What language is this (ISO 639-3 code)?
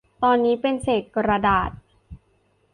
tha